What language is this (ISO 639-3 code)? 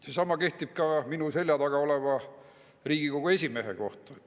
est